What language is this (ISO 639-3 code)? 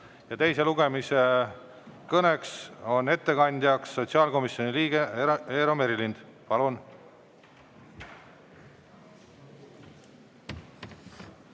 est